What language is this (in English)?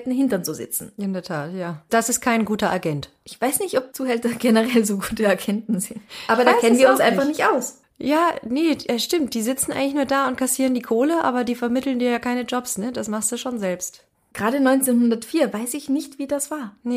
German